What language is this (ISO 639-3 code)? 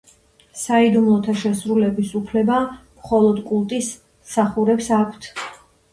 kat